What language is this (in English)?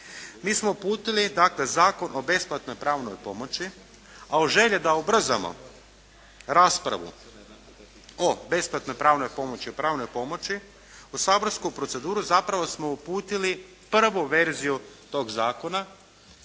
Croatian